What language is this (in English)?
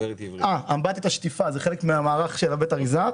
Hebrew